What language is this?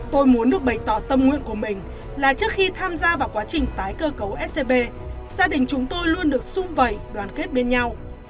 Vietnamese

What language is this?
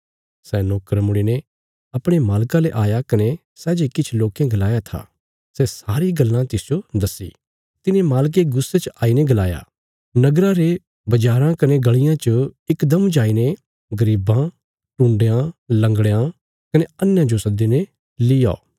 Bilaspuri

